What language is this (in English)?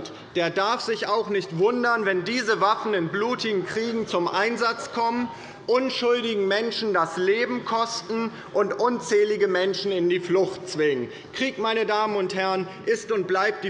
German